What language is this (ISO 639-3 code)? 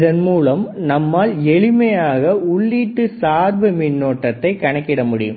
tam